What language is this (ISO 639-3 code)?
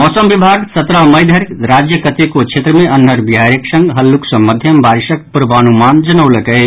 mai